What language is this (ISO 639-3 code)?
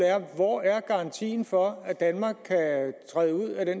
dan